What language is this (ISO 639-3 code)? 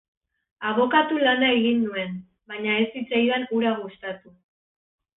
eus